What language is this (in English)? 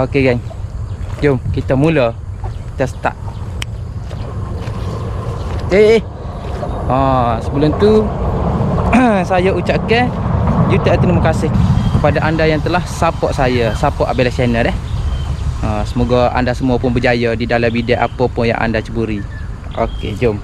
Malay